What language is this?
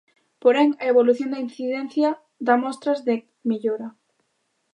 Galician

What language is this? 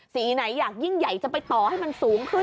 Thai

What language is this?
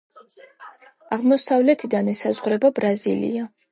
Georgian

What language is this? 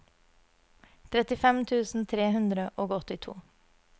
Norwegian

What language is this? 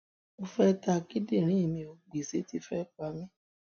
Yoruba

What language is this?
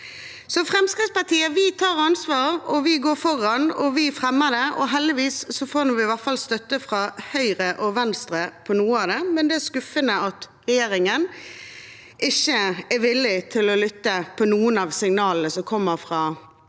Norwegian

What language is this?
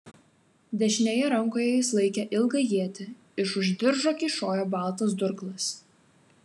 Lithuanian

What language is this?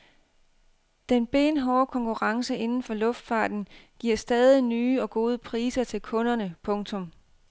Danish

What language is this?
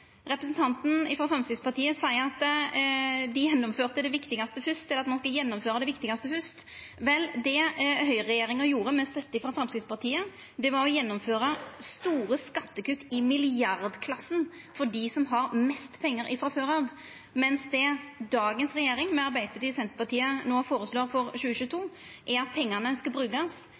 Norwegian Nynorsk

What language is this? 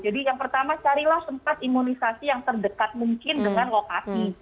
Indonesian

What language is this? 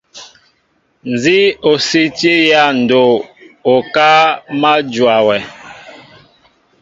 Mbo (Cameroon)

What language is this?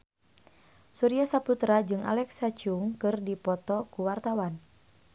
Sundanese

